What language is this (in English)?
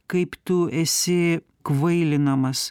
Lithuanian